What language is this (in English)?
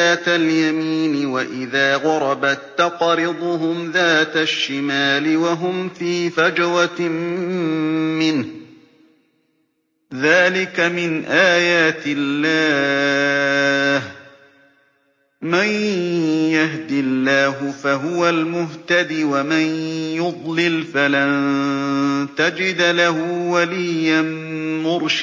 Arabic